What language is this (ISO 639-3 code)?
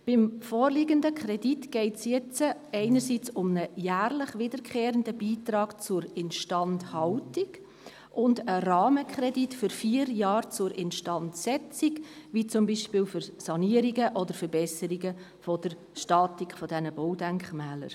gsw